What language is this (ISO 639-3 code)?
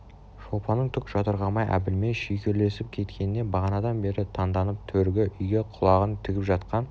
kaz